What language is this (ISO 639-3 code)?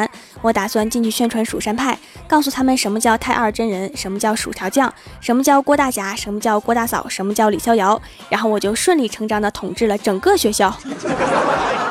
zho